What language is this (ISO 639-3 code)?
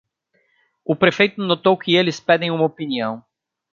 por